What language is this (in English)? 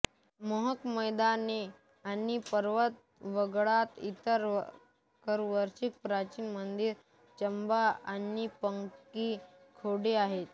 Marathi